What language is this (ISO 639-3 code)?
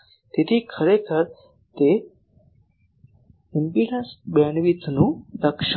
guj